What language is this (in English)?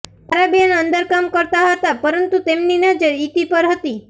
Gujarati